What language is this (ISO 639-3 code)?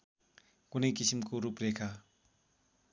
nep